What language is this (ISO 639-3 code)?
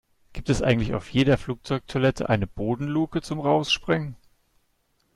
deu